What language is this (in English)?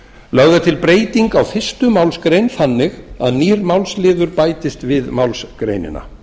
Icelandic